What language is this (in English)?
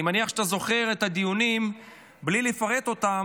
Hebrew